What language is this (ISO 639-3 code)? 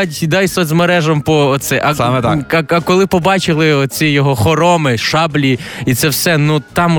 ukr